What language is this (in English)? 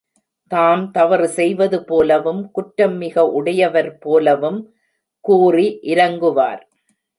Tamil